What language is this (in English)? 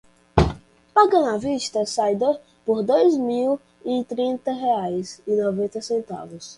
Portuguese